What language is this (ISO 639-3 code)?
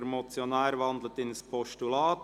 gsw